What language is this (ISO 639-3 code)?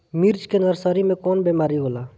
bho